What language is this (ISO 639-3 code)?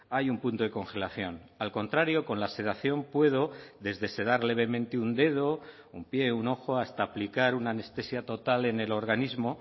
spa